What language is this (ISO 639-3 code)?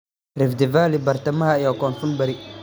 som